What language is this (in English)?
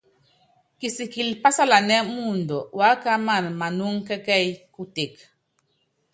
Yangben